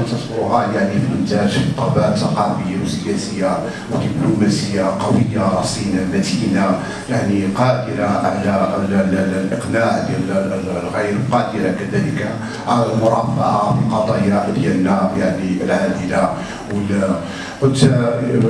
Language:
Arabic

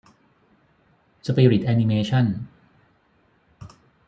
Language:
Thai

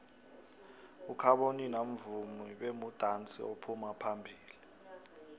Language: South Ndebele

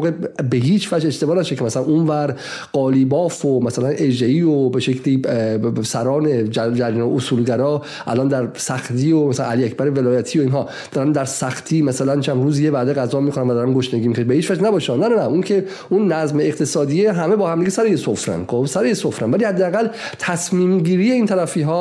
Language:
Persian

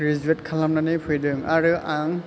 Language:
Bodo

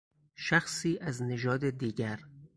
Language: Persian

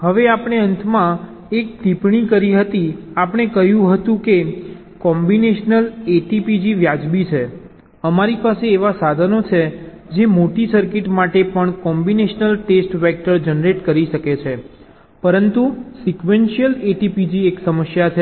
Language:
Gujarati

